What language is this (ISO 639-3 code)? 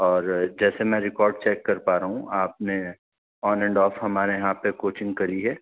urd